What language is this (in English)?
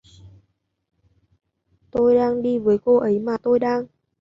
Vietnamese